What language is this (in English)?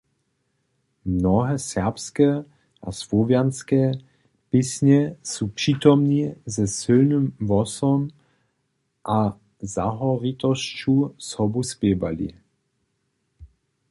Upper Sorbian